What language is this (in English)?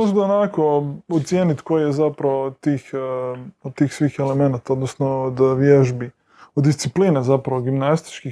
Croatian